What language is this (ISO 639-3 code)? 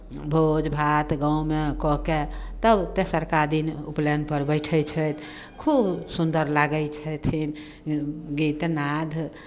mai